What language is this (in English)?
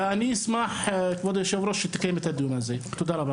Hebrew